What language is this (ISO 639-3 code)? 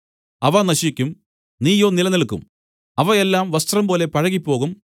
mal